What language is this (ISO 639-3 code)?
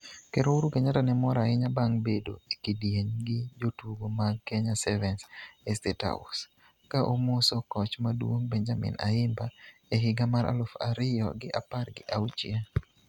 luo